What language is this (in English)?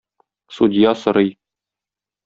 Tatar